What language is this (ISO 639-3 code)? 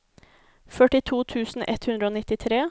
nor